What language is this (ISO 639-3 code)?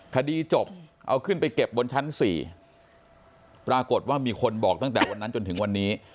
tha